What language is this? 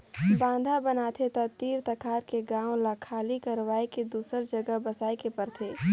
Chhattisgarhi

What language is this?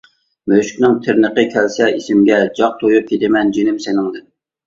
Uyghur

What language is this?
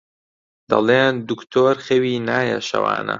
Central Kurdish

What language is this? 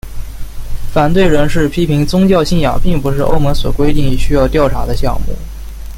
Chinese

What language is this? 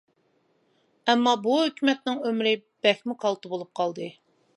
Uyghur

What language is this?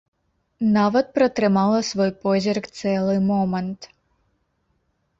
Belarusian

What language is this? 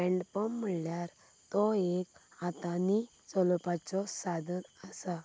Konkani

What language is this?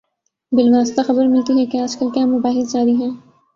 Urdu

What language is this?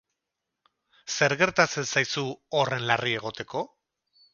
Basque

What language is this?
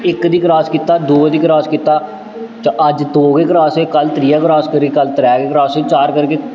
Dogri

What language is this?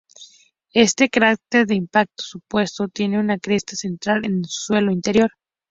Spanish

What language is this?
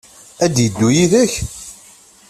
Kabyle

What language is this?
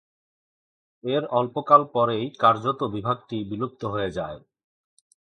Bangla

